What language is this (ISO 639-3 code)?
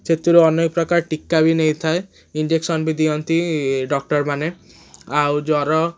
ori